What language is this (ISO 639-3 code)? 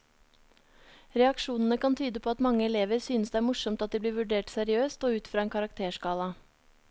nor